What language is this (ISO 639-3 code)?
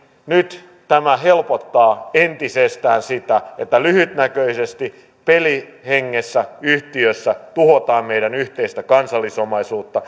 fin